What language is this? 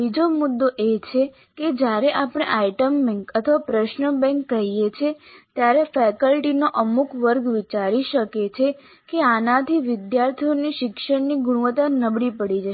Gujarati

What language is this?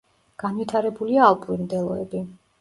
Georgian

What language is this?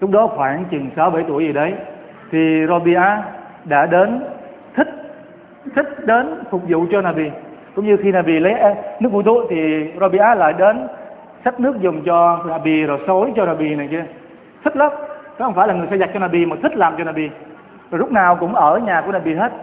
Vietnamese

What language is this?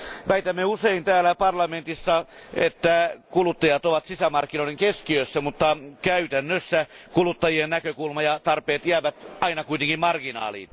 Finnish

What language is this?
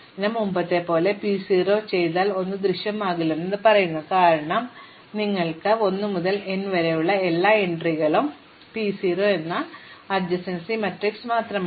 Malayalam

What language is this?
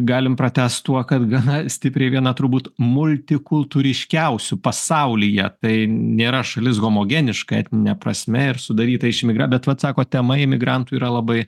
Lithuanian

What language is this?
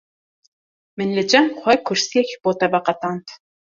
Kurdish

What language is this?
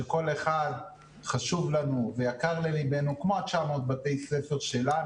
Hebrew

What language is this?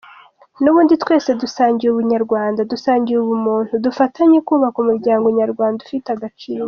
Kinyarwanda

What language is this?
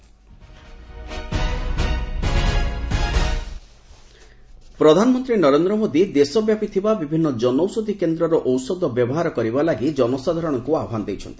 Odia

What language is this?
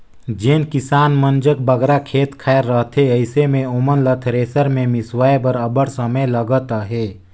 Chhattisgarhi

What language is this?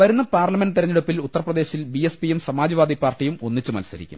Malayalam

